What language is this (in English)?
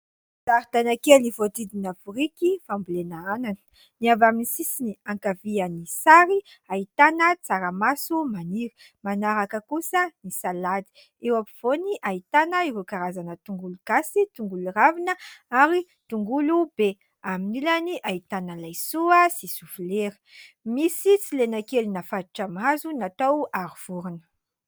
Malagasy